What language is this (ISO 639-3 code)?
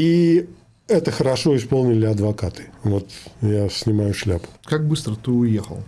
rus